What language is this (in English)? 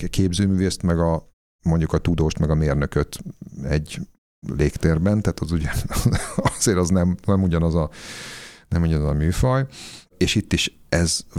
Hungarian